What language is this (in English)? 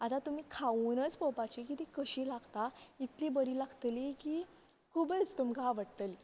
Konkani